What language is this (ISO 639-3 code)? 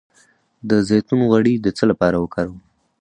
pus